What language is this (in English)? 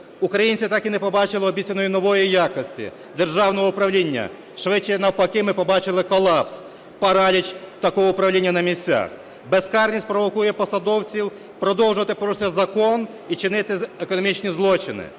Ukrainian